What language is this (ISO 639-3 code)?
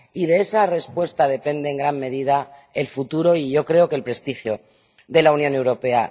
spa